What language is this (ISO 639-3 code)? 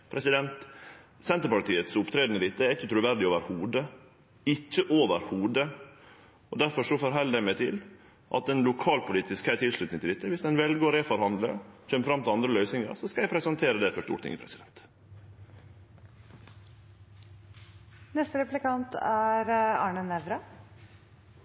nno